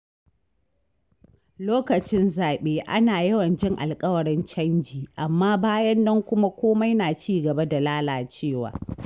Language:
Hausa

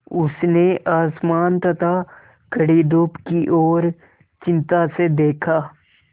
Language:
Hindi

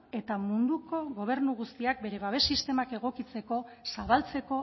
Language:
Basque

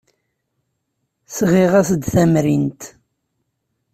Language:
Kabyle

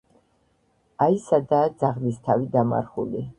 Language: Georgian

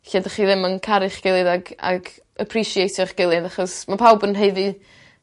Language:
Welsh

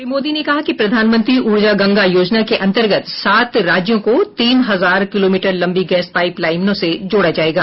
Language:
Hindi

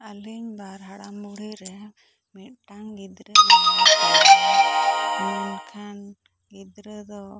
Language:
Santali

